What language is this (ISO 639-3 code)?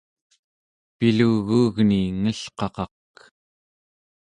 esu